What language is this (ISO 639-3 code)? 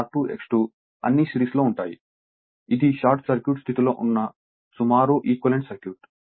tel